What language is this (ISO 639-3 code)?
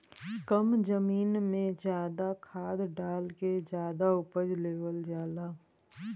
bho